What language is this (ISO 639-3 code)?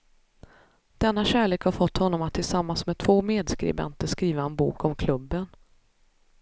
swe